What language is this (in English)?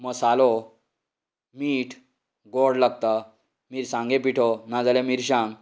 Konkani